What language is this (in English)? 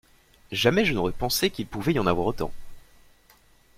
French